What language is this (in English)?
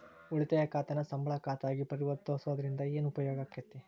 Kannada